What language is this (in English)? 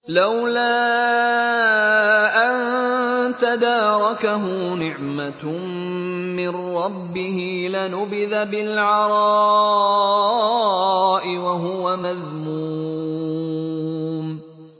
Arabic